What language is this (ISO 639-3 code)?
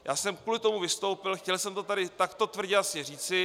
ces